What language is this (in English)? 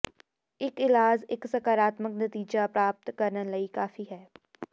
Punjabi